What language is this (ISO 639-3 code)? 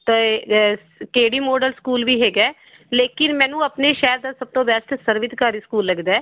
pan